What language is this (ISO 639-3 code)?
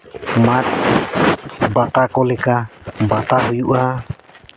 sat